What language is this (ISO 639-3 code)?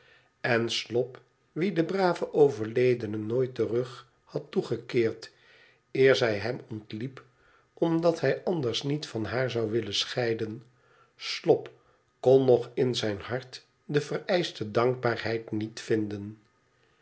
nld